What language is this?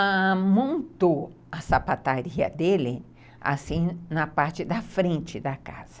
Portuguese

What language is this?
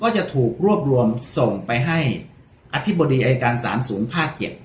Thai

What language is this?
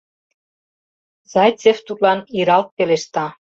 Mari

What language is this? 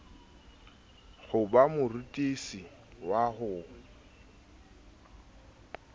Southern Sotho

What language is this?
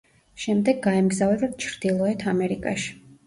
Georgian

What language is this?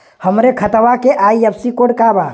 Bhojpuri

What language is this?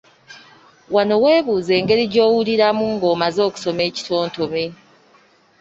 Ganda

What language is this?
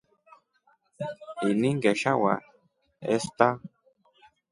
Rombo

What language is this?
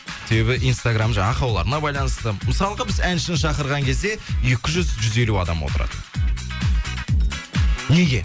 Kazakh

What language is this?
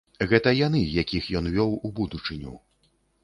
Belarusian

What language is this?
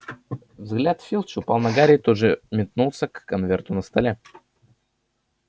Russian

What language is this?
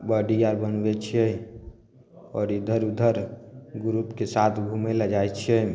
Maithili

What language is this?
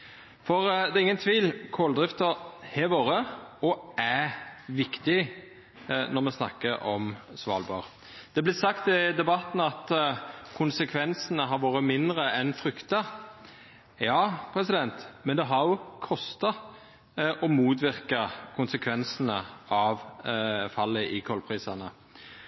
Norwegian Nynorsk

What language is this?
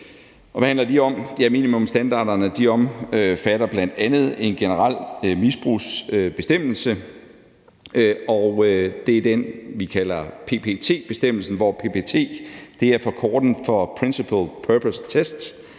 Danish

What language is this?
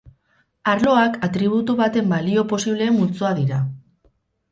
Basque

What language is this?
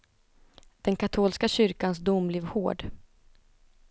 Swedish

